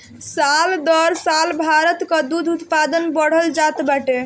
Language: Bhojpuri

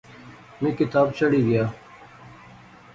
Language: Pahari-Potwari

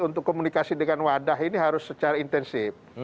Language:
Indonesian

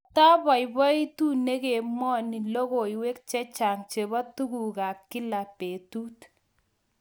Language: Kalenjin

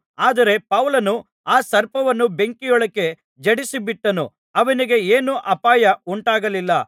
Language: Kannada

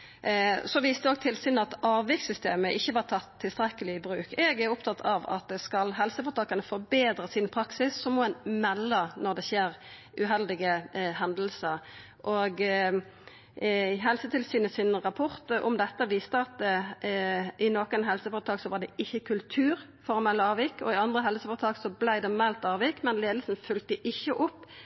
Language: Norwegian Nynorsk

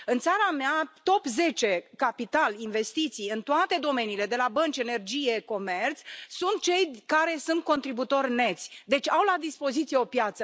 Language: Romanian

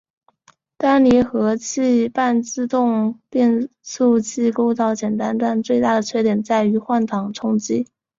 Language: Chinese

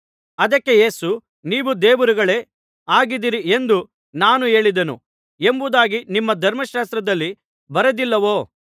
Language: Kannada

